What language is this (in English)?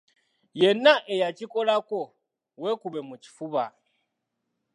Ganda